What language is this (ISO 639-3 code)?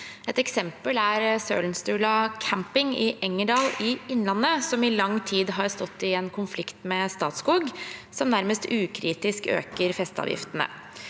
nor